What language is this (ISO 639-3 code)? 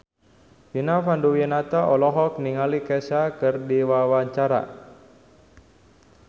sun